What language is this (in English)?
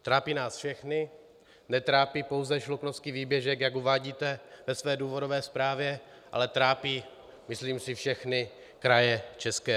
Czech